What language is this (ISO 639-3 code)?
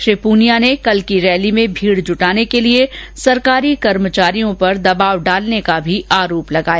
hin